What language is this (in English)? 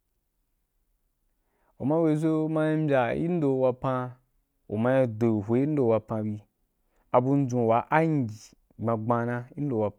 Wapan